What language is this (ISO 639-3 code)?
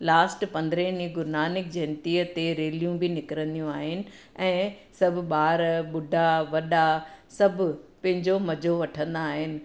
snd